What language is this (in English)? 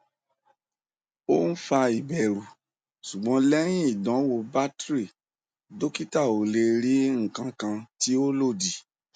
Yoruba